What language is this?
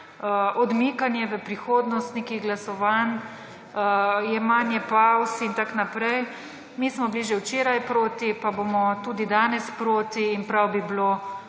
Slovenian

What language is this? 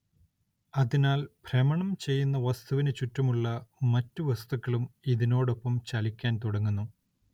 Malayalam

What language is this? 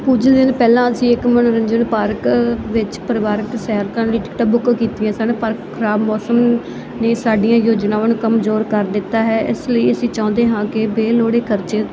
Punjabi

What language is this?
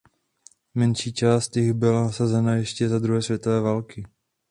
Czech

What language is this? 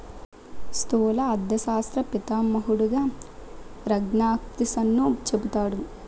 Telugu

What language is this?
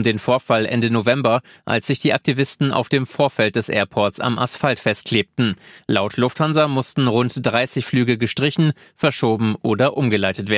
German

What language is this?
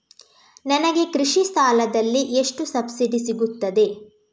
Kannada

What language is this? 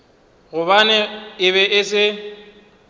Northern Sotho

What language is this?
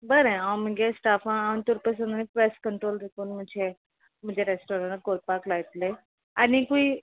Konkani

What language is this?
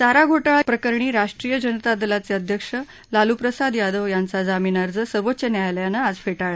Marathi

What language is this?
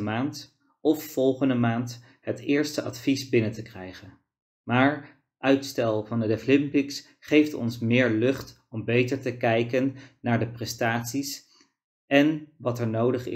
Dutch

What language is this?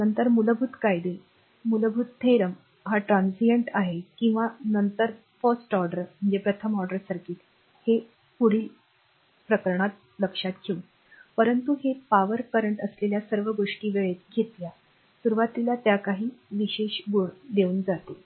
Marathi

